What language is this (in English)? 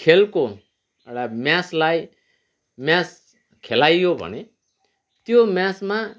Nepali